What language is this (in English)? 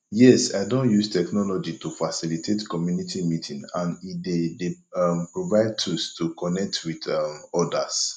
Nigerian Pidgin